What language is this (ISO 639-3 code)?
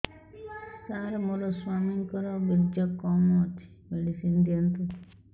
ori